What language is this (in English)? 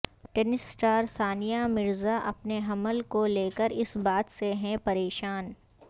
Urdu